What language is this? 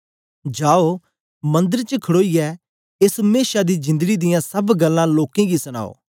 Dogri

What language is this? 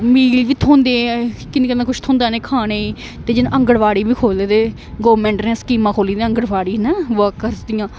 Dogri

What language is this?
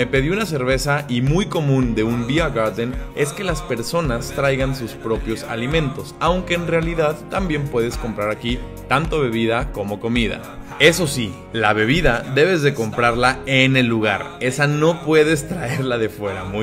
Spanish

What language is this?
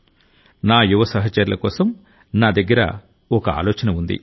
Telugu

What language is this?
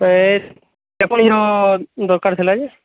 Odia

